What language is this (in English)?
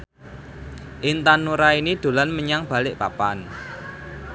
Javanese